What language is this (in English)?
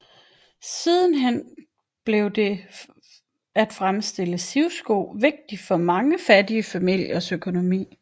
Danish